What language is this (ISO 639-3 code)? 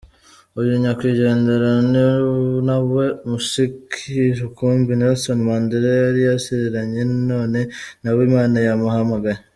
kin